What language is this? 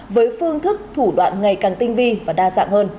Vietnamese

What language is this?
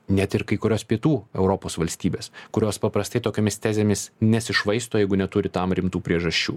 Lithuanian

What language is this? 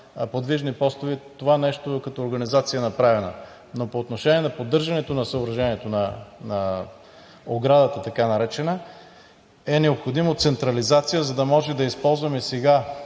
Bulgarian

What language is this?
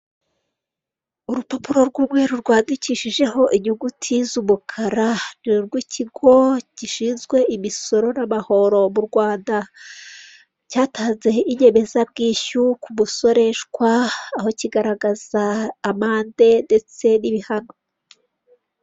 Kinyarwanda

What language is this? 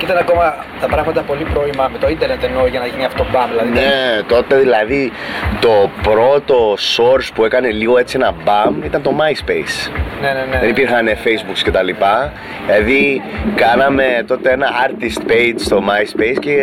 Greek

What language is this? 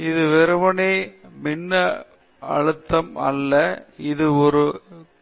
Tamil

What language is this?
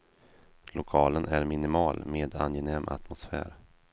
Swedish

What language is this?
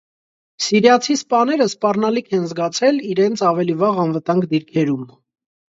Armenian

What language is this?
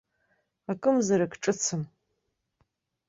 Abkhazian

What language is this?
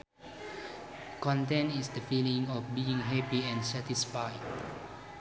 Sundanese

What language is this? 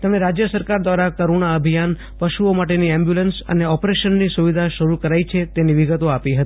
Gujarati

